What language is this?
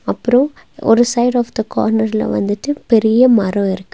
Tamil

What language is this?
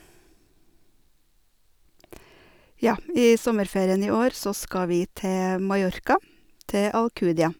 Norwegian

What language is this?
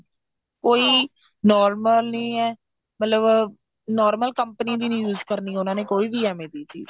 Punjabi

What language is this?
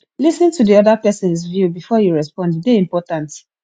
Nigerian Pidgin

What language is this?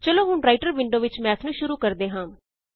Punjabi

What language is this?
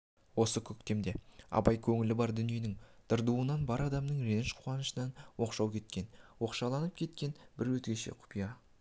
Kazakh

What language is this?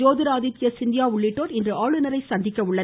Tamil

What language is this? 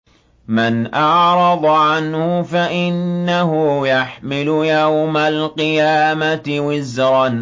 Arabic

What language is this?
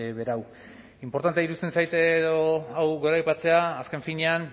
Basque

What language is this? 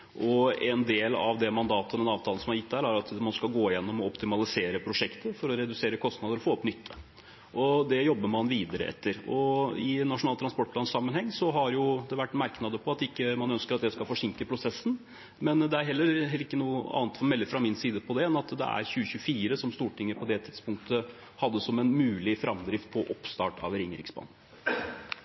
Norwegian Bokmål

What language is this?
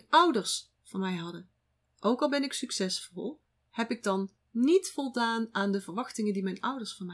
Dutch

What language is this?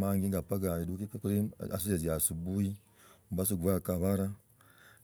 Logooli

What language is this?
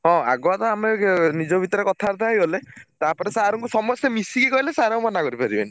Odia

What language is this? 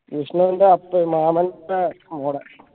Malayalam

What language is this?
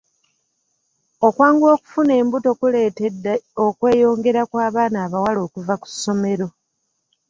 Ganda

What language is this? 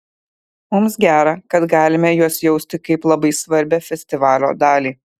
Lithuanian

